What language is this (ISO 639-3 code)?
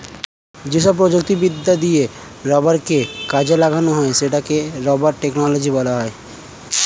ben